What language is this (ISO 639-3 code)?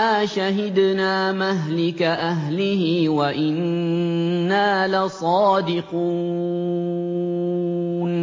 ara